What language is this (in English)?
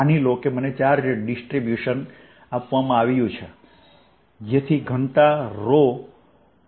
Gujarati